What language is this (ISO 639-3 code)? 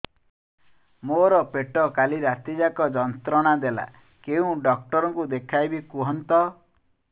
ori